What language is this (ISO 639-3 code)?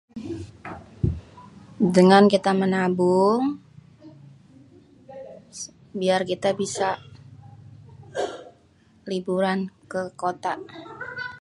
bew